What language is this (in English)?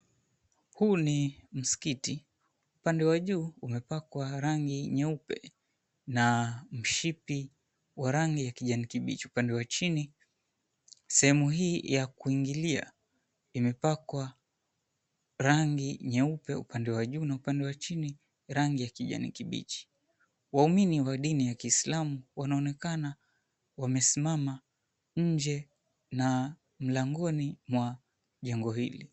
Swahili